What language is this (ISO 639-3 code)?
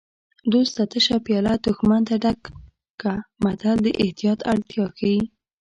pus